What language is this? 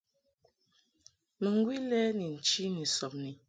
Mungaka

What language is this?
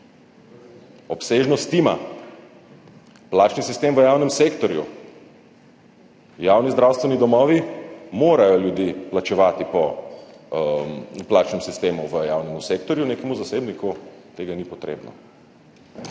Slovenian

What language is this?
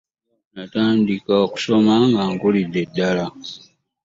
Ganda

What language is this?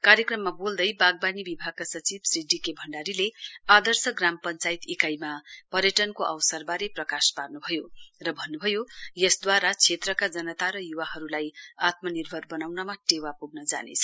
Nepali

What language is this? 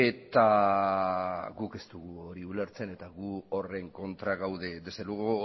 Basque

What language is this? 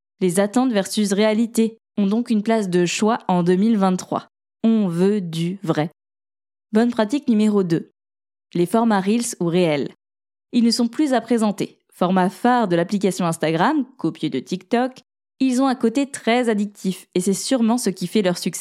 French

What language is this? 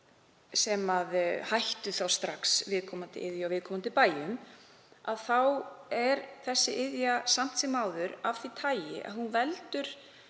Icelandic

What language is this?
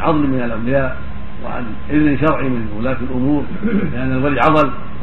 Arabic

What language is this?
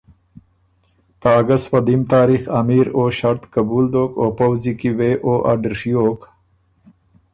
Ormuri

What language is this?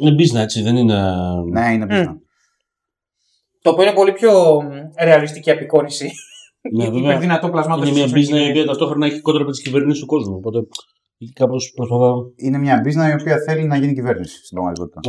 Greek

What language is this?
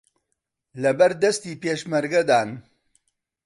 Central Kurdish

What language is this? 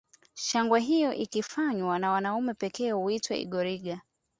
Swahili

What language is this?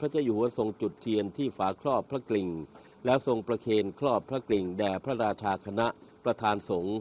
Thai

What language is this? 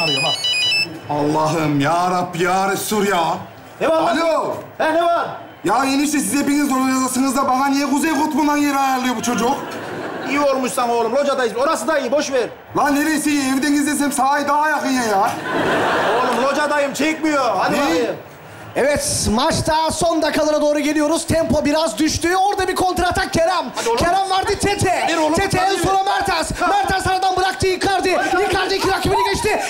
Turkish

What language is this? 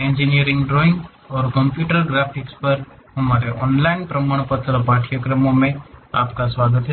Hindi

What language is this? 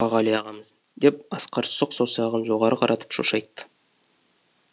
Kazakh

